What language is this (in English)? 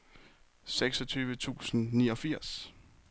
Danish